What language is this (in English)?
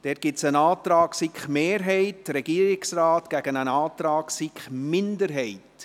Swiss German